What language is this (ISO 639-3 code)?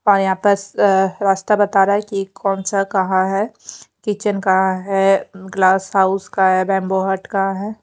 hin